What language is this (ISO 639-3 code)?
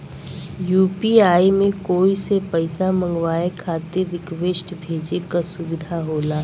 bho